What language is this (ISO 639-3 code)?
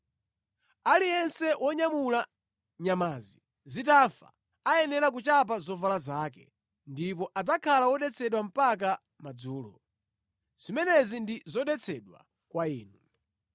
nya